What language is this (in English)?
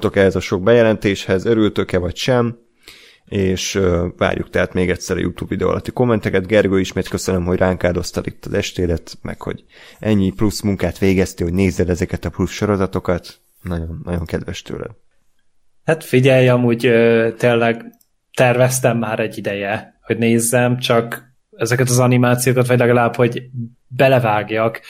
Hungarian